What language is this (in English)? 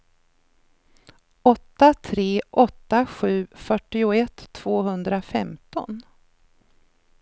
Swedish